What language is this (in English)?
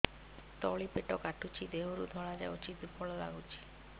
Odia